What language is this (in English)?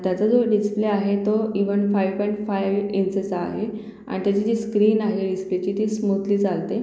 Marathi